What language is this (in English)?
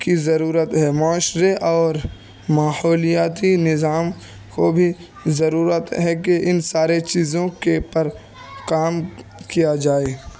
Urdu